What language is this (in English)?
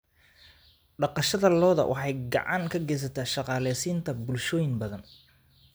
Somali